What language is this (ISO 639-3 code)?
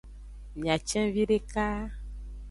ajg